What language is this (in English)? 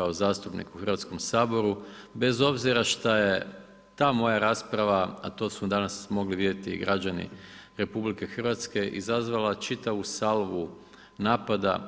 Croatian